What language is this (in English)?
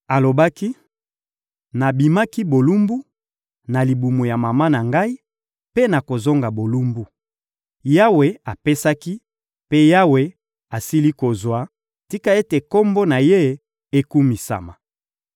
Lingala